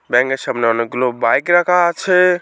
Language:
Bangla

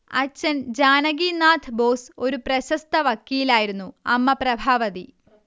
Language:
Malayalam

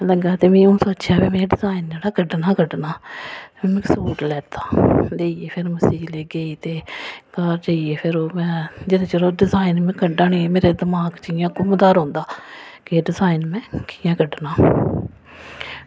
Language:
Dogri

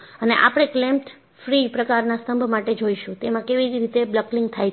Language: Gujarati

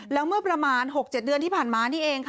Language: Thai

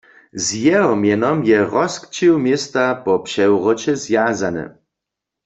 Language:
Upper Sorbian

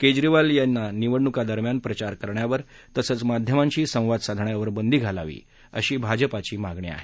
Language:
Marathi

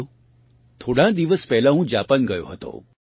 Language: Gujarati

